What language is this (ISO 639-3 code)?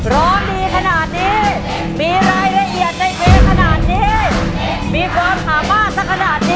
tha